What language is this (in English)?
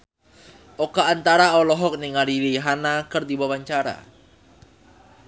Sundanese